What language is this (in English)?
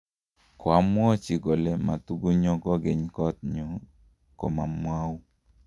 Kalenjin